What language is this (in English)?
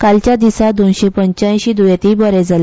Konkani